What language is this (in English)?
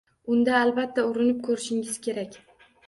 Uzbek